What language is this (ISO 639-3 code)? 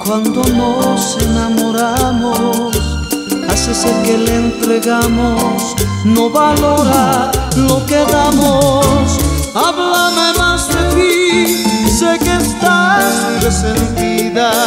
tha